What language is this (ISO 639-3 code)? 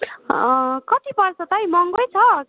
nep